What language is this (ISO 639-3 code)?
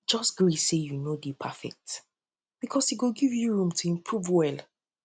pcm